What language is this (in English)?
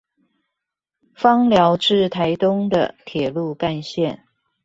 Chinese